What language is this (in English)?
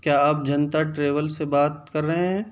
Urdu